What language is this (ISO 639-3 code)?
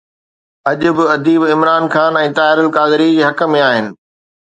snd